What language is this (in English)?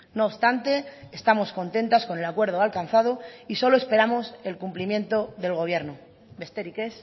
Spanish